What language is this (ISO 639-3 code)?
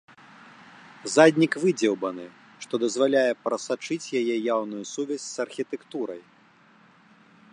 bel